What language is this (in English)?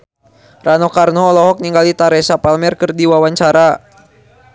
Sundanese